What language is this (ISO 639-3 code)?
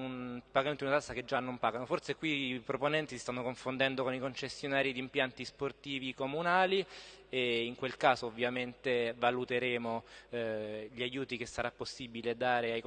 ita